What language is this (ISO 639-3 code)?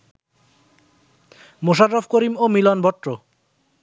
ben